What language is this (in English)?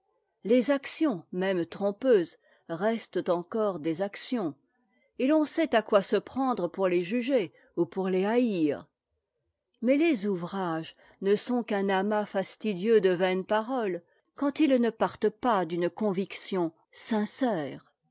French